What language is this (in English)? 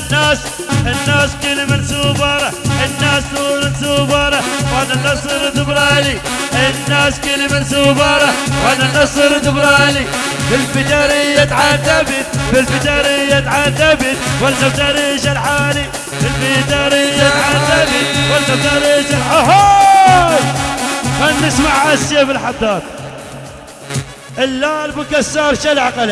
Arabic